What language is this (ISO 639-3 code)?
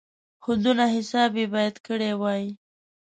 pus